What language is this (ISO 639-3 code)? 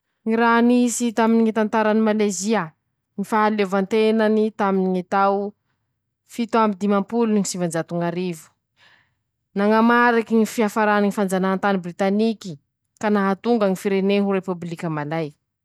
msh